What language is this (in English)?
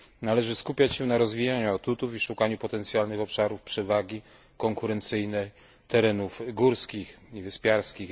Polish